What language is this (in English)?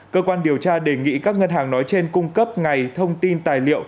Vietnamese